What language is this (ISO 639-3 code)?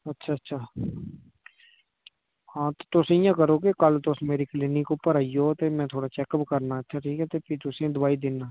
doi